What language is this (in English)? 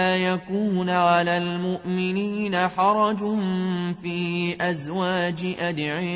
Arabic